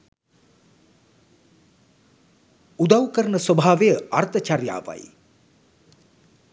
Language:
Sinhala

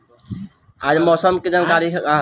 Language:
Bhojpuri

